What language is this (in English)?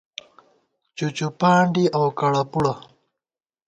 Gawar-Bati